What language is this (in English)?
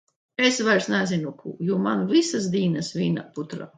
Latvian